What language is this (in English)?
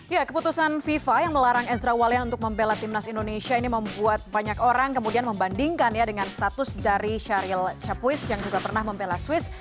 Indonesian